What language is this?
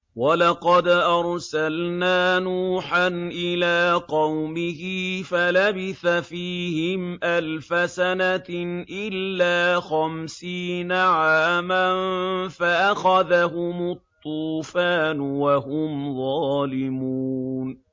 Arabic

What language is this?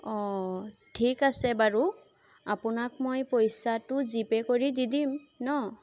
Assamese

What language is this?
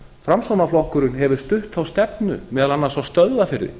Icelandic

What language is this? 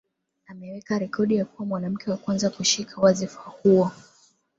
Swahili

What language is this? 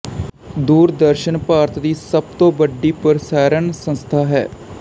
Punjabi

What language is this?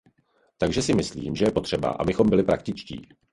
Czech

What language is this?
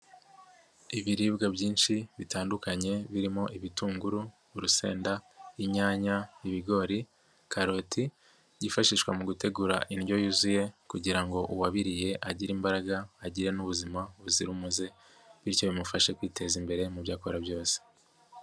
Kinyarwanda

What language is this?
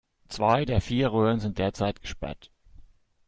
German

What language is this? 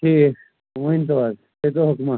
Kashmiri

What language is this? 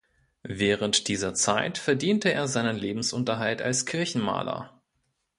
German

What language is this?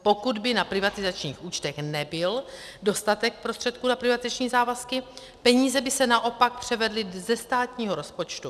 Czech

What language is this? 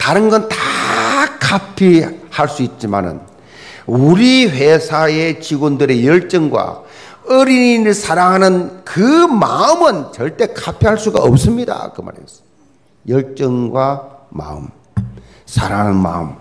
Korean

